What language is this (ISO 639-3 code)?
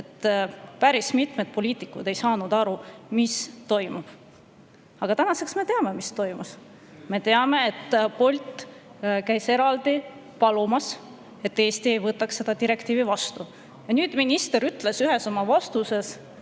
est